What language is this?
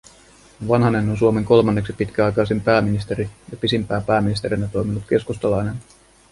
Finnish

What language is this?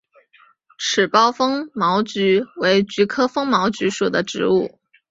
Chinese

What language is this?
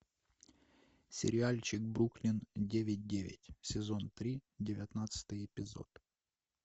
Russian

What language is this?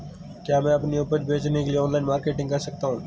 Hindi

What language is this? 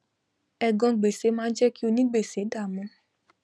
Yoruba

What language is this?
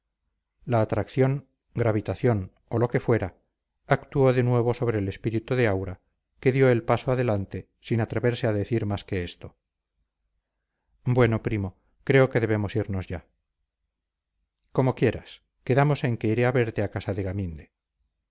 Spanish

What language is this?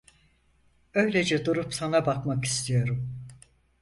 Turkish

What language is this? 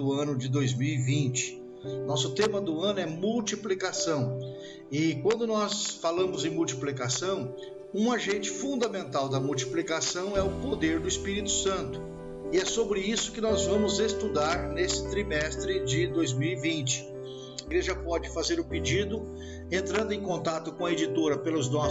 Portuguese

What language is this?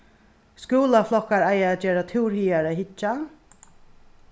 Faroese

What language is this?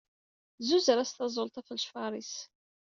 Kabyle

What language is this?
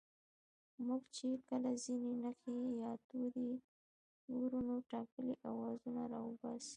Pashto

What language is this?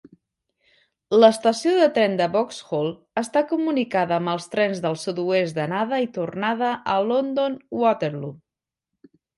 Catalan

